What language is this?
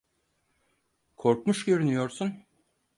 Turkish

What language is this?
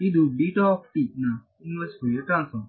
Kannada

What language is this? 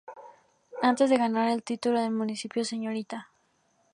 Spanish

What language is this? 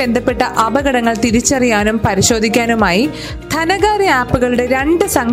Malayalam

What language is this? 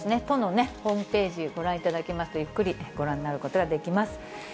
Japanese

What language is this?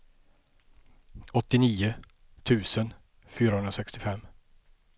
Swedish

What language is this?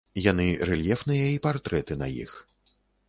Belarusian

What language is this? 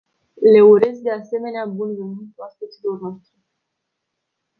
Romanian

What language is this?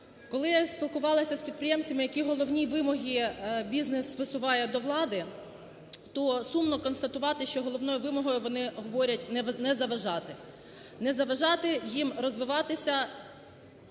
Ukrainian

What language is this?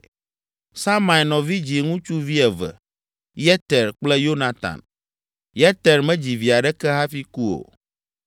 Ewe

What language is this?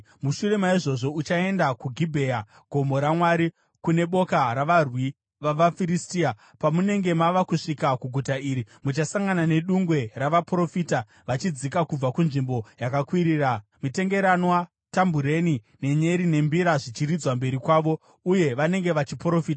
Shona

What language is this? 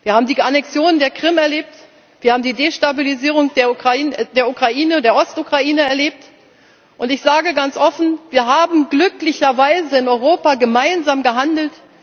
German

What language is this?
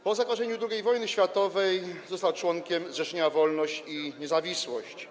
Polish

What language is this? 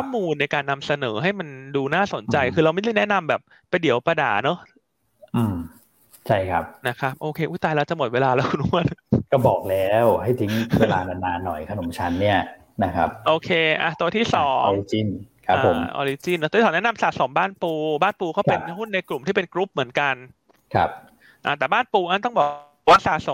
Thai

